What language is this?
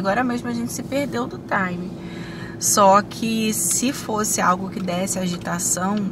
Portuguese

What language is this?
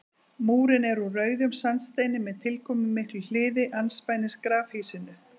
Icelandic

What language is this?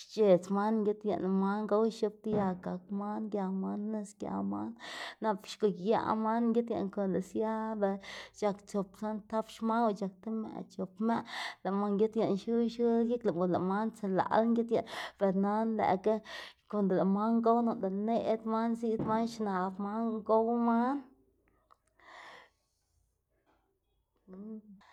Xanaguía Zapotec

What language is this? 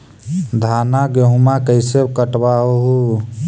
Magahi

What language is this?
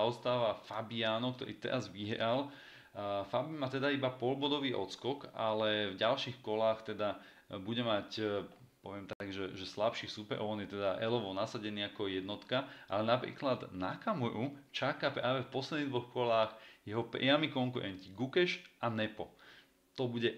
Slovak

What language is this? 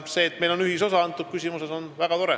Estonian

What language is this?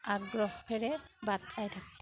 Assamese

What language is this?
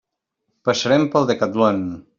Catalan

